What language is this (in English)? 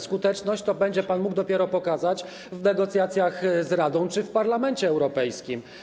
Polish